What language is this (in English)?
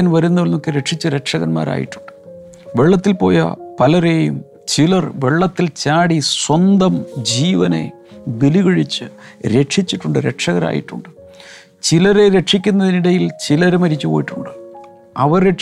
Malayalam